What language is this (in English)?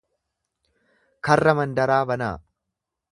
Oromo